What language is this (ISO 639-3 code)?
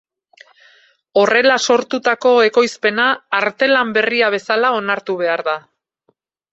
eus